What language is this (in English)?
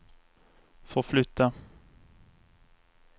Swedish